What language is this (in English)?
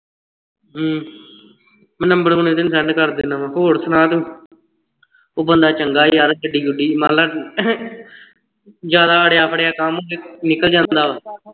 Punjabi